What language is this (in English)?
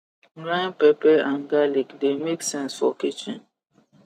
Nigerian Pidgin